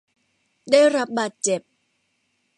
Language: Thai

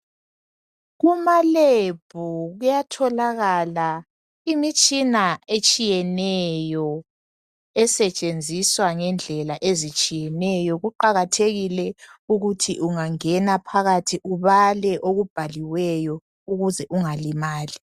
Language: North Ndebele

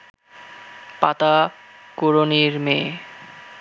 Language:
Bangla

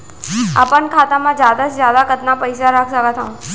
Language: Chhattisgarhi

